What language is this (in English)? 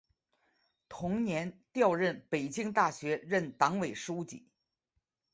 Chinese